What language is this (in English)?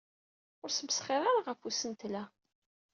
Kabyle